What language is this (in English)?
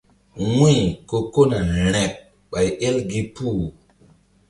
Mbum